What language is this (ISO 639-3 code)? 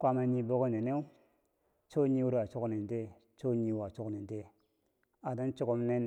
bsj